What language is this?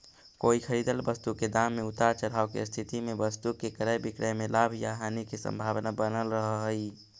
Magahi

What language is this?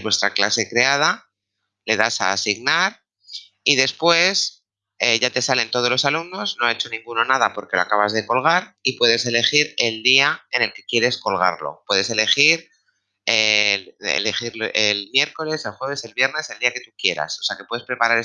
Spanish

